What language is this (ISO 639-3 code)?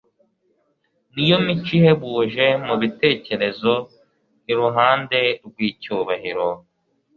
kin